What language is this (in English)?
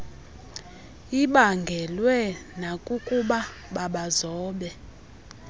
Xhosa